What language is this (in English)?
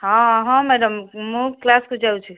Odia